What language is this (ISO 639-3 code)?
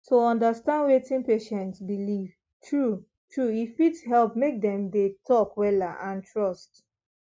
pcm